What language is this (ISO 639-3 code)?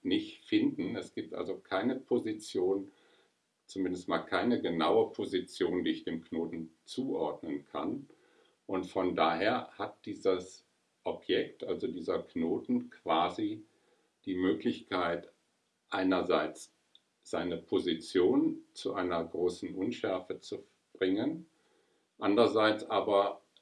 deu